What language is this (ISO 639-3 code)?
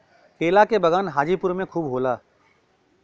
bho